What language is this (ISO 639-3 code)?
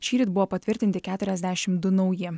lit